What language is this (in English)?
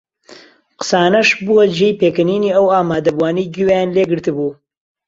Central Kurdish